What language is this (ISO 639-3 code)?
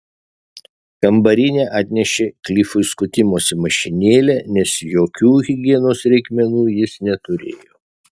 lit